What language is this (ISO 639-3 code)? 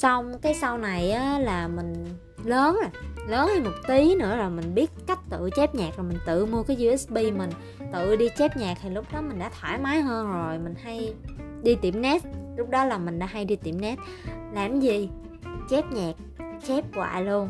vie